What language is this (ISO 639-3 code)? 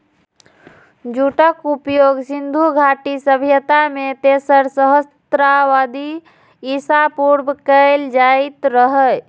mai